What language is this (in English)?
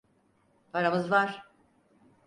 Turkish